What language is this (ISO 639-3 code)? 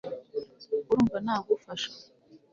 kin